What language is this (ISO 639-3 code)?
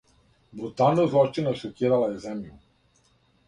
srp